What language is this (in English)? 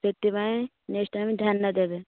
Odia